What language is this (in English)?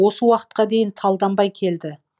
Kazakh